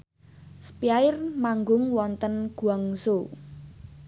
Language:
Javanese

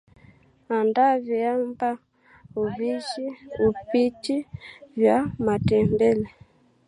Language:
Swahili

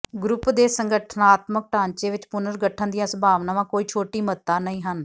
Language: Punjabi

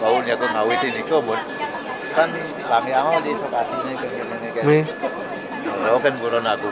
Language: Indonesian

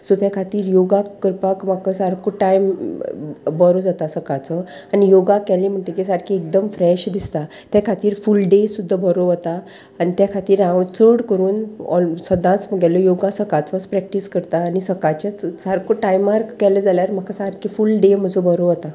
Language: Konkani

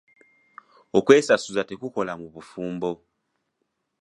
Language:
Ganda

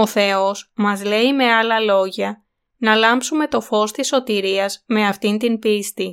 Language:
Greek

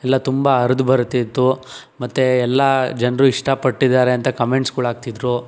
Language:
Kannada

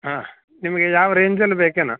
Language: Kannada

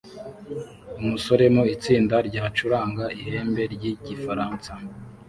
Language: Kinyarwanda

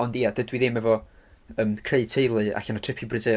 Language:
Welsh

